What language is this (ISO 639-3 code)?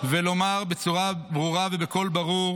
heb